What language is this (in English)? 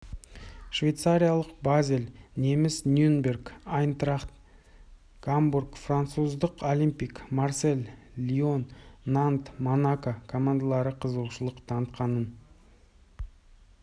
Kazakh